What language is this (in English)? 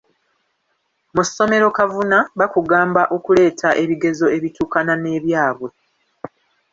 Ganda